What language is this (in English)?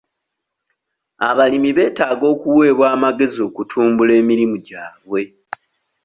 Ganda